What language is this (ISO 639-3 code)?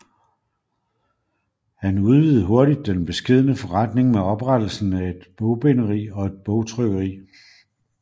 dan